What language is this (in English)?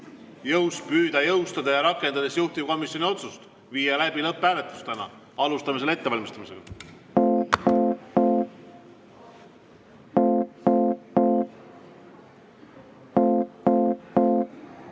Estonian